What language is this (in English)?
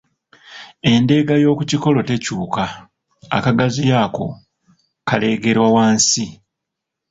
Ganda